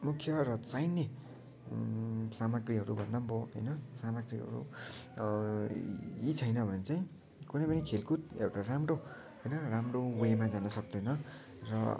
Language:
Nepali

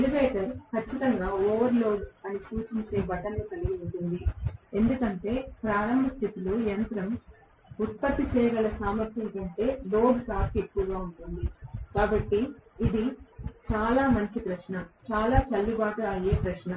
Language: Telugu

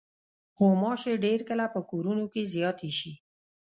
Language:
Pashto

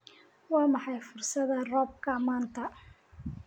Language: Somali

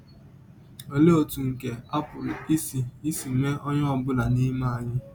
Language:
Igbo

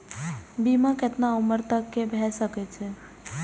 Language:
Maithili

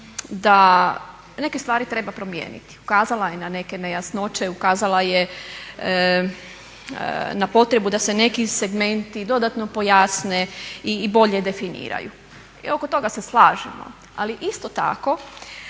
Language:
Croatian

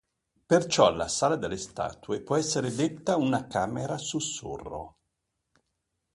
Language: Italian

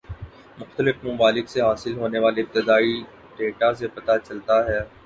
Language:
Urdu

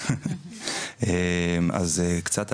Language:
Hebrew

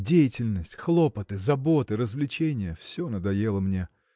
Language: Russian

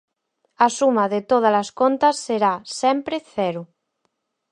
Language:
Galician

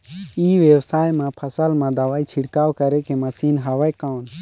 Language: Chhattisgarhi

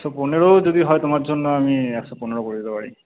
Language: Bangla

